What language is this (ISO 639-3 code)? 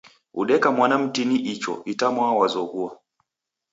dav